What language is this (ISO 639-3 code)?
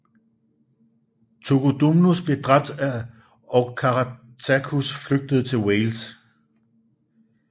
dan